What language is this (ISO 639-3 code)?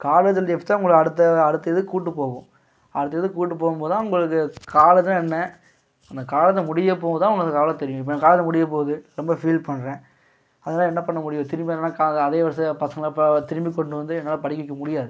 tam